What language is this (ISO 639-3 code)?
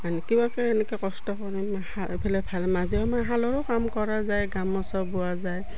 asm